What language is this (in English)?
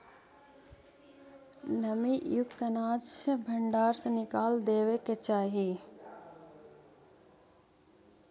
Magahi